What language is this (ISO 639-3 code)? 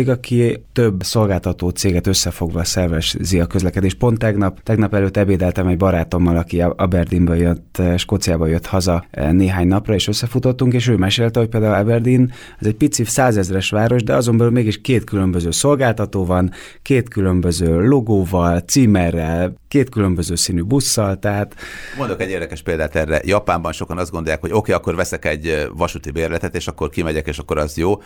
hun